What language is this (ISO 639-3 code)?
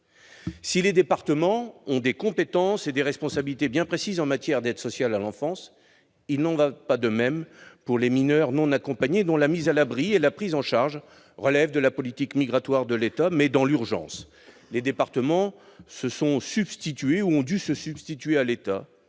fra